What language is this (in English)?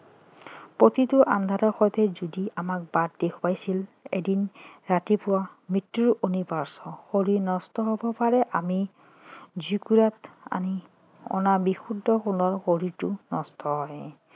Assamese